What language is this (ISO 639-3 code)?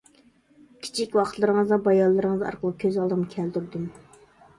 uig